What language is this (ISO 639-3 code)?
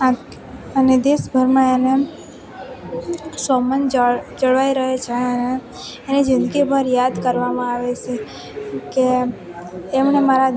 guj